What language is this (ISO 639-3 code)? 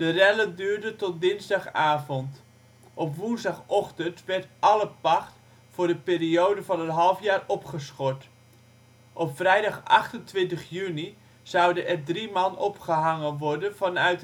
nld